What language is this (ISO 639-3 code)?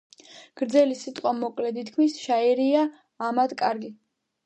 kat